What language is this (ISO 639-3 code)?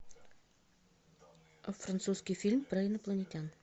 rus